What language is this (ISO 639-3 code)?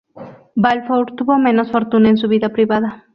spa